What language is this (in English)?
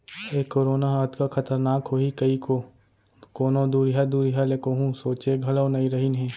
Chhattisgarhi